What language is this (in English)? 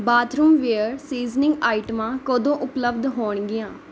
Punjabi